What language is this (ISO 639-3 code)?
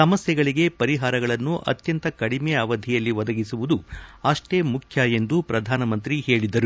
kan